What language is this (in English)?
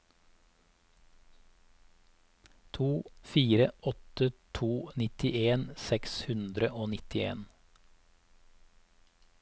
Norwegian